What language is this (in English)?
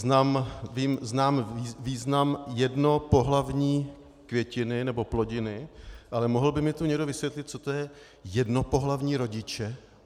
Czech